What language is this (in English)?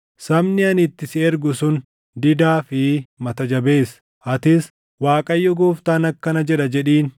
Oromo